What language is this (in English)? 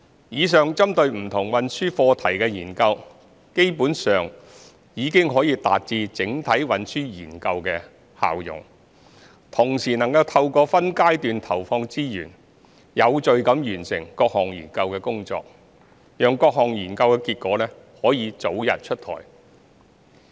Cantonese